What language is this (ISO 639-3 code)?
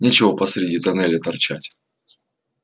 rus